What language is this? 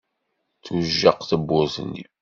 Kabyle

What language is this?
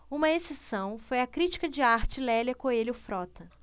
Portuguese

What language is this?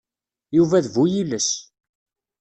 Kabyle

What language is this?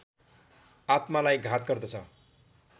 Nepali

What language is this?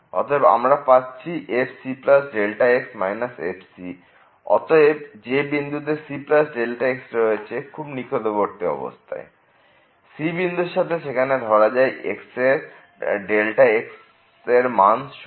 Bangla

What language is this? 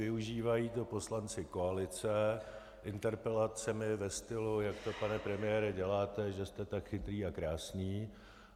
Czech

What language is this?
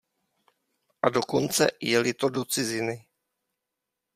Czech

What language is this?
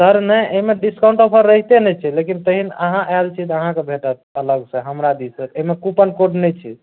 Maithili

